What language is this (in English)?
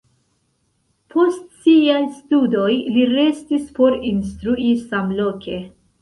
Esperanto